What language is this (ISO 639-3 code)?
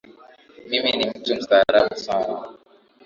swa